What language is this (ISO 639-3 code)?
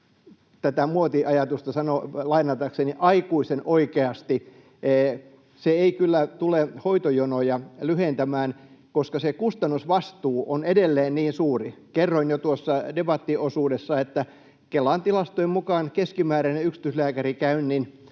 fin